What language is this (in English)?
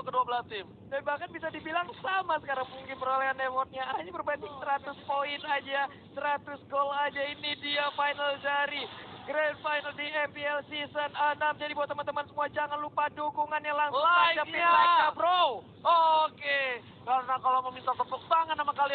Indonesian